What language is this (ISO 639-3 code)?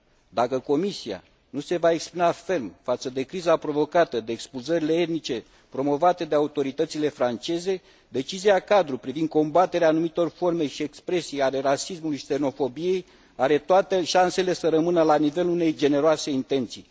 ron